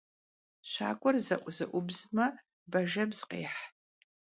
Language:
Kabardian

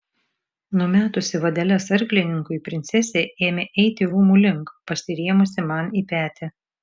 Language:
Lithuanian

